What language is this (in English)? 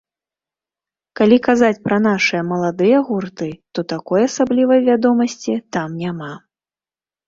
Belarusian